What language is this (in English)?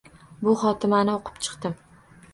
Uzbek